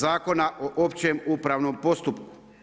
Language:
Croatian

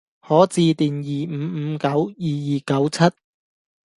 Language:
Cantonese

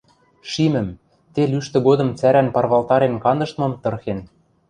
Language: Western Mari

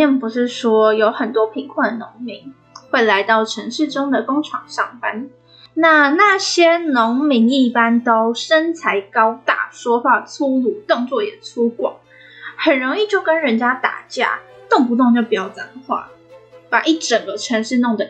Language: Chinese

